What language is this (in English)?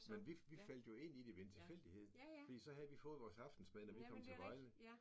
Danish